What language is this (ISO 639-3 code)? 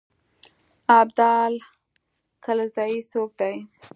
pus